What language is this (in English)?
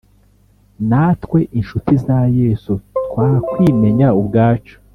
Kinyarwanda